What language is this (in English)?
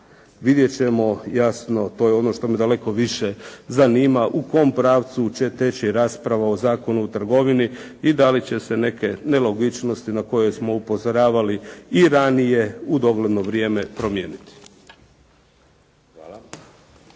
Croatian